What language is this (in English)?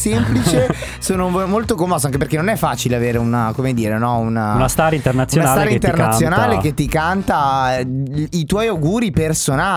Italian